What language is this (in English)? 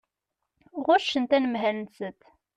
Kabyle